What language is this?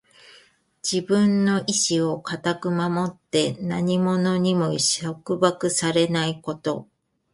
Japanese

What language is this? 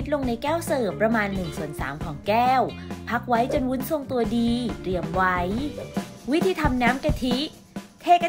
Thai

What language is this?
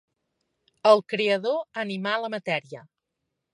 Catalan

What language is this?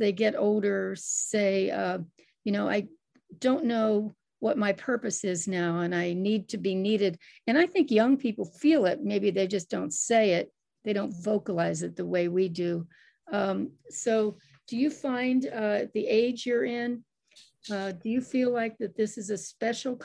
English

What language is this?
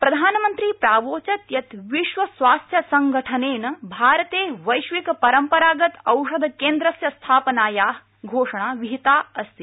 Sanskrit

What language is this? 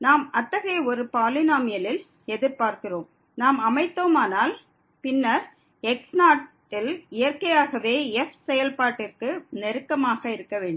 Tamil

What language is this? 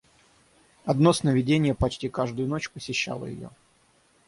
Russian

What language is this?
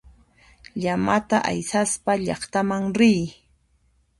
Puno Quechua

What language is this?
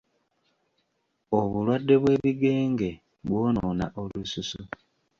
Ganda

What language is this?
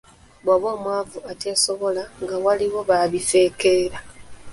Ganda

